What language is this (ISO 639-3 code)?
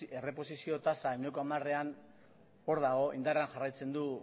eus